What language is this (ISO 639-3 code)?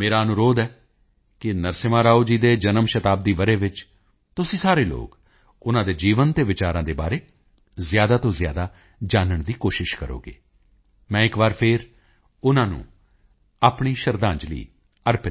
pan